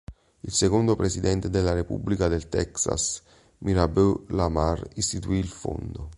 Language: Italian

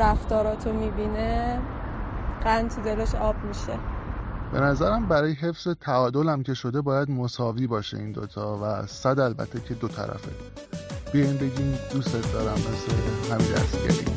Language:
Persian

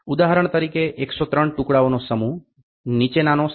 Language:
Gujarati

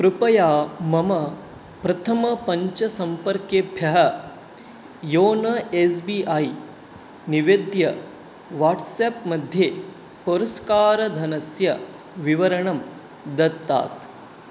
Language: Sanskrit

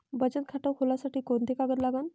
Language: Marathi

